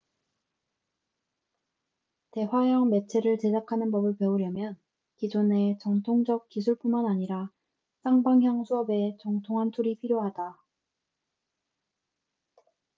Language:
Korean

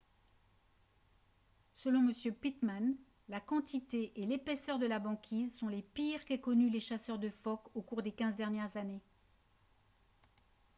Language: French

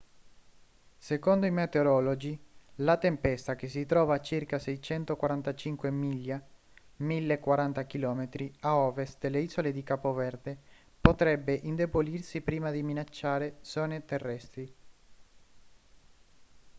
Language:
Italian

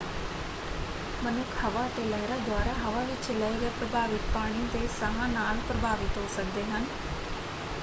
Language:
Punjabi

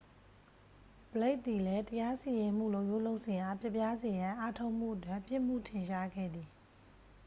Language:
Burmese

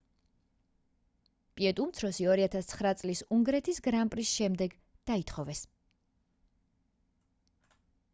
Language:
Georgian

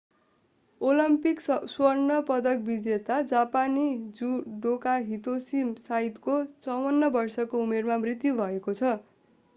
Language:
Nepali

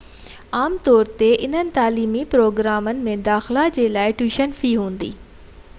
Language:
Sindhi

